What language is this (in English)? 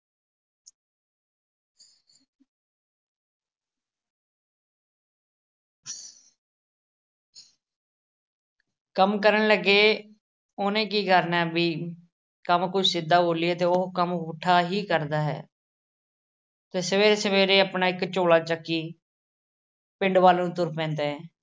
Punjabi